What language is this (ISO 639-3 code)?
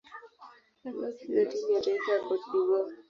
swa